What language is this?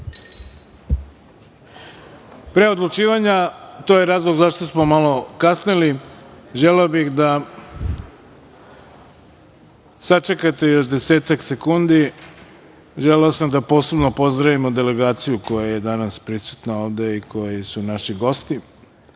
Serbian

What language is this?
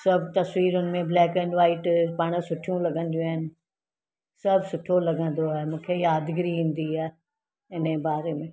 Sindhi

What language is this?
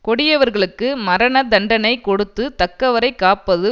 Tamil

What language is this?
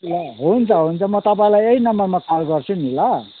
Nepali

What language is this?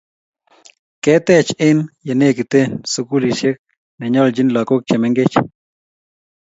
Kalenjin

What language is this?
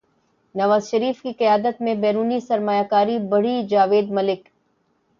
Urdu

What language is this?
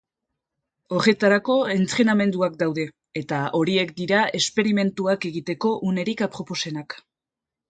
Basque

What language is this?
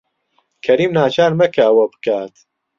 Central Kurdish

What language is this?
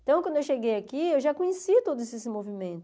Portuguese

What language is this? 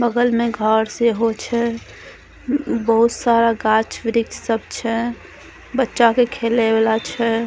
Maithili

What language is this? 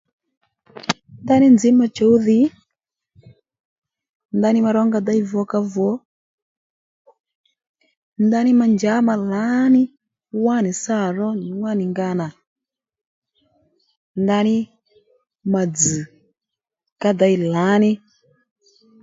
Lendu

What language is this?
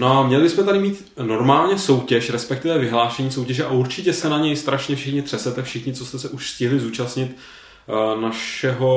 Czech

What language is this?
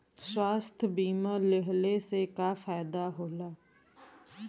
Bhojpuri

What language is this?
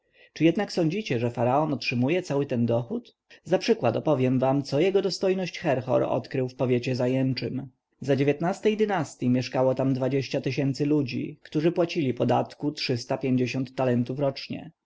Polish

